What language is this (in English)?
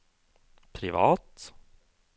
Norwegian